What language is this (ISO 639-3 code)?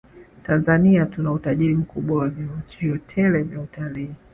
swa